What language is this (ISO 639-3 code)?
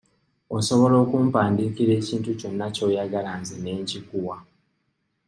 lug